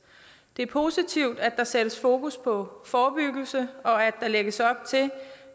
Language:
Danish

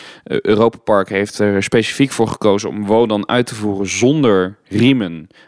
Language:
Dutch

